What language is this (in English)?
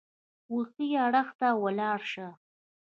Pashto